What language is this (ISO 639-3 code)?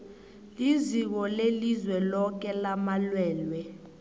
nbl